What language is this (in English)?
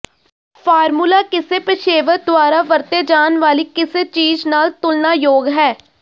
Punjabi